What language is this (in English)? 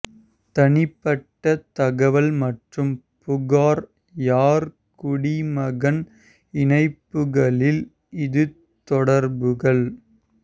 Tamil